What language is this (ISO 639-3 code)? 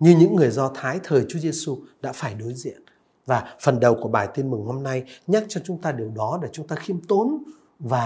vie